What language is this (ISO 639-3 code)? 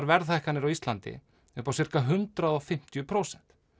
isl